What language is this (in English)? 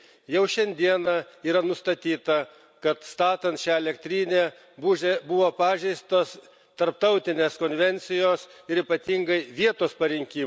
Lithuanian